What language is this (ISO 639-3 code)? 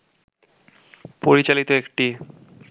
ben